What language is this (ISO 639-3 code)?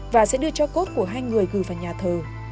vie